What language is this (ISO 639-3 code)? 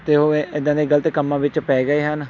pan